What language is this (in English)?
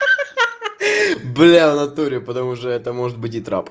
Russian